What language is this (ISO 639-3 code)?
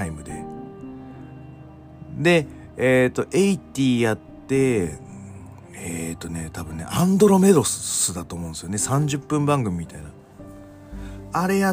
jpn